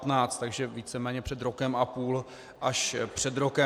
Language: Czech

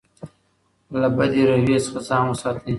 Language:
Pashto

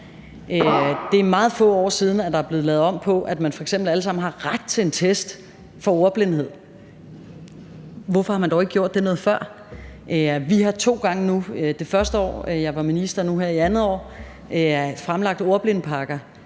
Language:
Danish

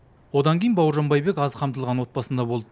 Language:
Kazakh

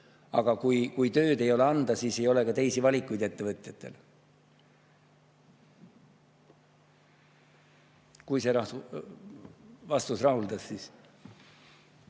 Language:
Estonian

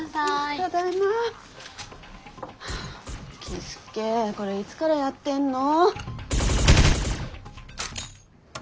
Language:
Japanese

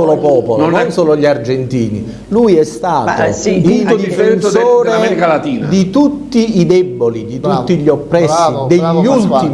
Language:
Italian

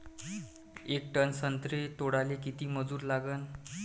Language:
Marathi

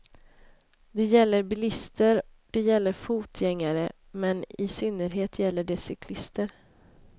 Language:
Swedish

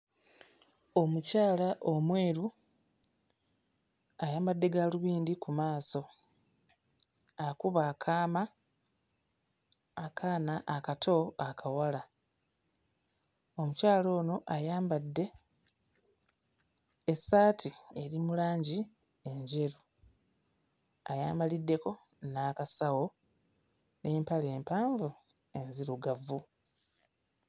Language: Ganda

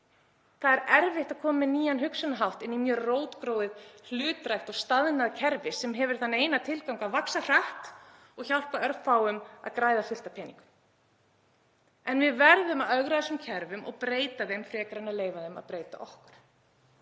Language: Icelandic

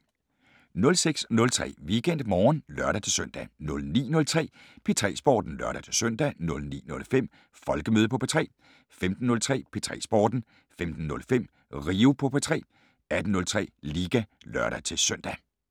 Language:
Danish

